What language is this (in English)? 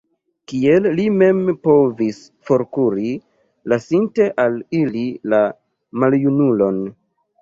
Esperanto